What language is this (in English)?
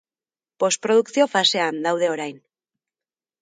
Basque